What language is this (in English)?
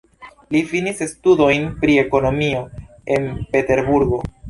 Esperanto